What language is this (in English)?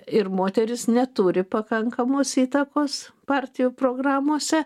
Lithuanian